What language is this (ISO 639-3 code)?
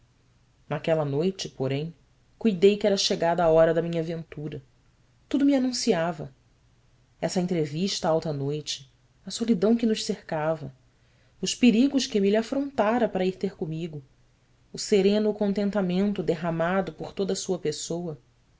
por